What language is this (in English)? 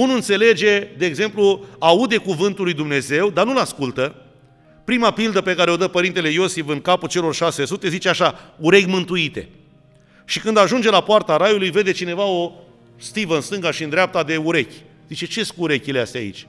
Romanian